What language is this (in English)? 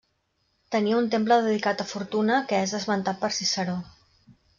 Catalan